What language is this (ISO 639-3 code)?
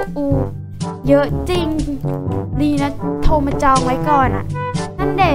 tha